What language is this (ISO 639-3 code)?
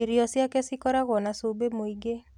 kik